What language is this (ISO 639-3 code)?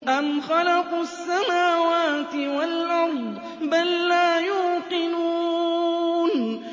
ara